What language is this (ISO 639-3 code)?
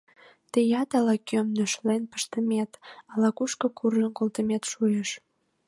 chm